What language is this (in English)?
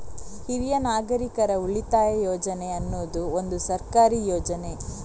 Kannada